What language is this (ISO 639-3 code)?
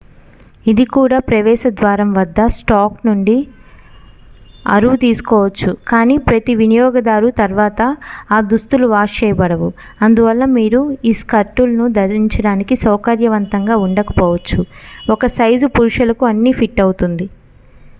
tel